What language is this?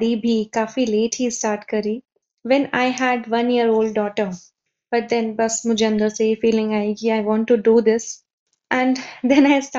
Hindi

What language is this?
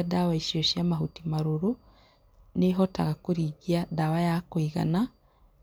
Kikuyu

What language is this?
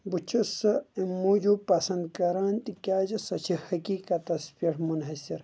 Kashmiri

